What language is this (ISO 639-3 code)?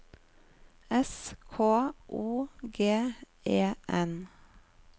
nor